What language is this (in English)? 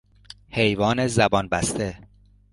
Persian